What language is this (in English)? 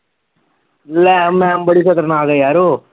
Punjabi